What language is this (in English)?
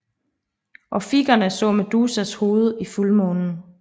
Danish